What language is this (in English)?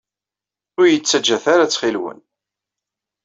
Kabyle